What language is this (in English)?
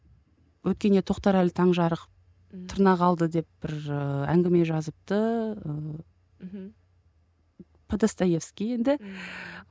Kazakh